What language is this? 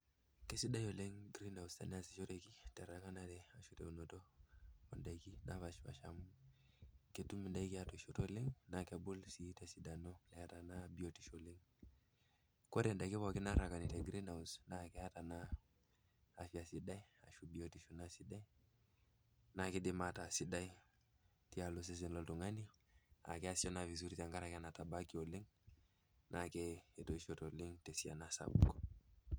Masai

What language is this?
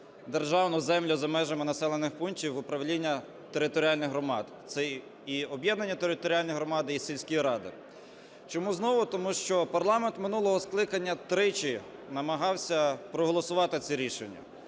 Ukrainian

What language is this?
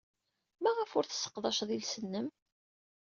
Kabyle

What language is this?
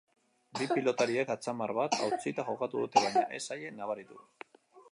Basque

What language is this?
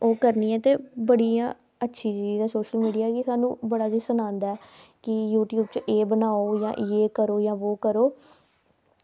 Dogri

